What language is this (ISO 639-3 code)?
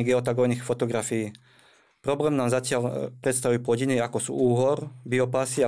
slk